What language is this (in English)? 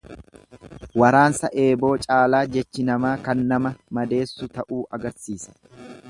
Oromo